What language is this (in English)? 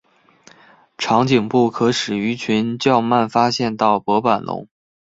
Chinese